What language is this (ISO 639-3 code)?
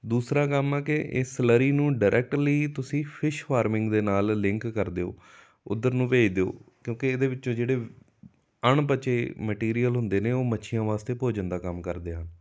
pan